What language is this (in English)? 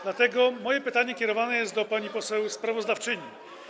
Polish